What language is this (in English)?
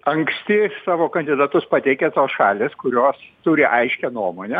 Lithuanian